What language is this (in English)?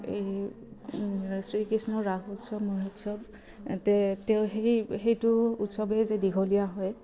Assamese